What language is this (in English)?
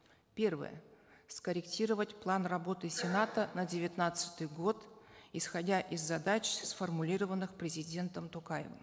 Kazakh